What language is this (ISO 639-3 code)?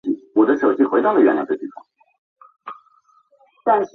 zho